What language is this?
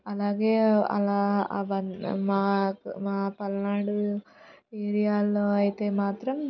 Telugu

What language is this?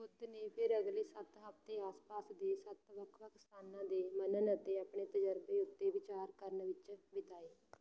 Punjabi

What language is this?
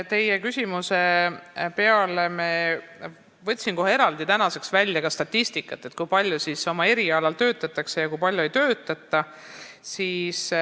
Estonian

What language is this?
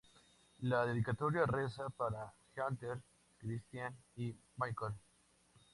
Spanish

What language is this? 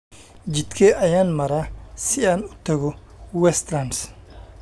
Somali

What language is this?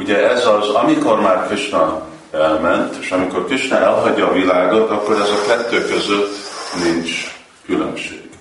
Hungarian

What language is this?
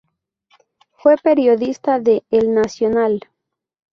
Spanish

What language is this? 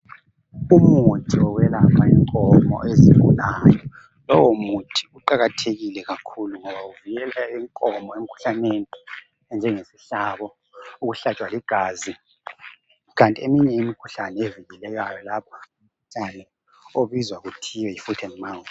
North Ndebele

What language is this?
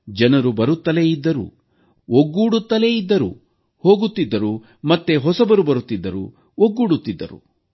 Kannada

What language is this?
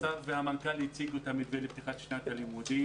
Hebrew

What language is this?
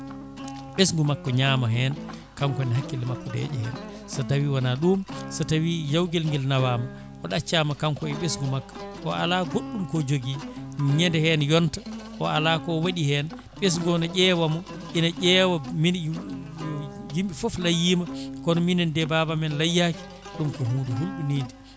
Fula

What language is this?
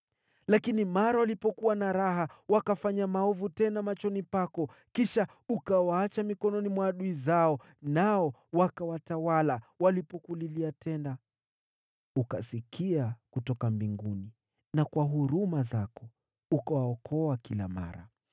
Swahili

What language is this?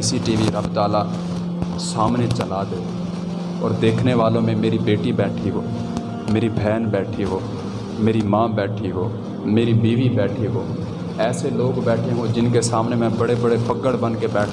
Urdu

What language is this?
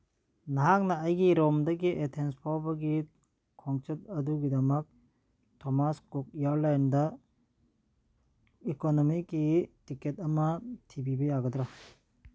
Manipuri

